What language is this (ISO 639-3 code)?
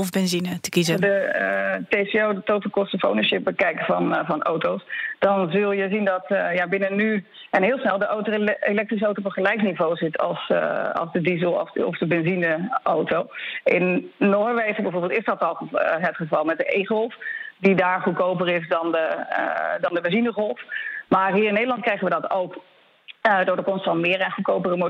nld